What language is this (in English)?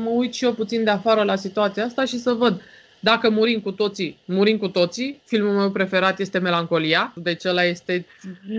Romanian